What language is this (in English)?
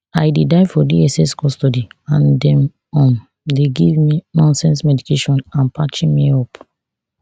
Nigerian Pidgin